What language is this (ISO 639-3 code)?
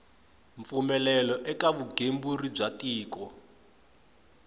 tso